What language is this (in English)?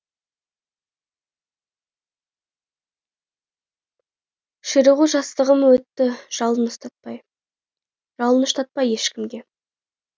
Kazakh